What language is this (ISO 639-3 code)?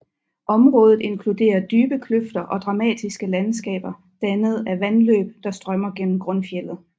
dan